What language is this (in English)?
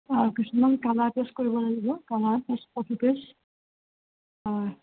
Assamese